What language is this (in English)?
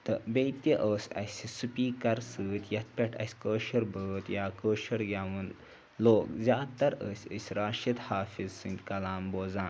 Kashmiri